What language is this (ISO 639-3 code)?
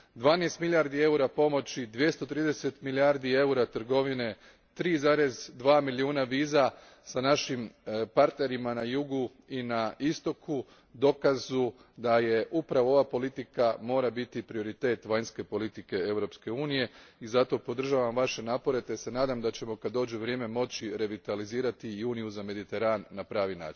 hrv